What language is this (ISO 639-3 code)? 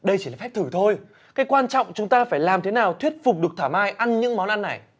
vie